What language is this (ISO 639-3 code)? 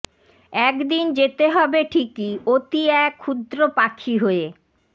ben